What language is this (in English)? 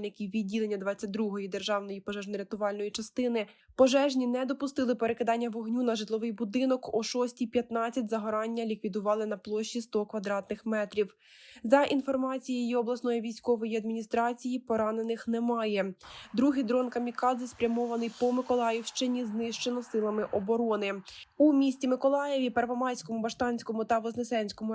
Ukrainian